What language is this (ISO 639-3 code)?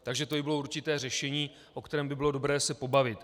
ces